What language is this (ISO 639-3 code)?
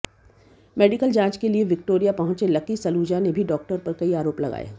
hin